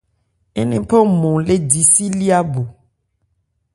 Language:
Ebrié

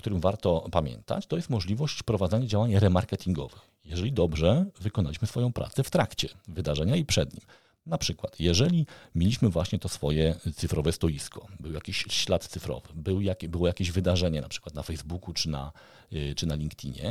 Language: Polish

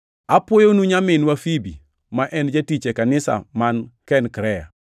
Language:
Luo (Kenya and Tanzania)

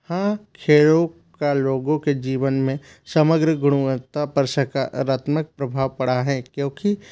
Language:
Hindi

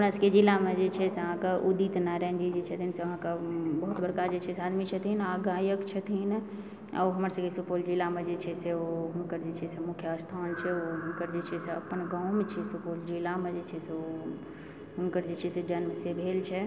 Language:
Maithili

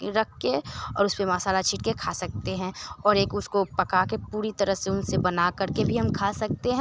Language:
Hindi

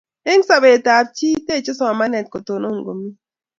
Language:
Kalenjin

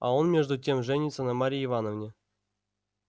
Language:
Russian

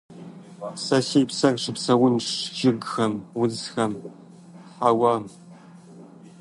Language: Kabardian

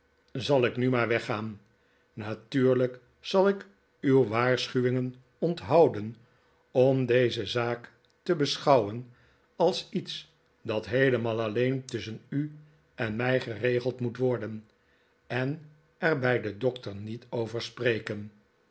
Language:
Dutch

